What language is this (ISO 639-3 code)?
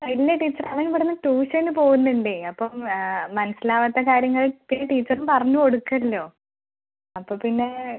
mal